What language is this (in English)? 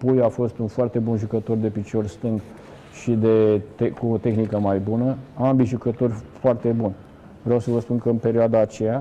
Romanian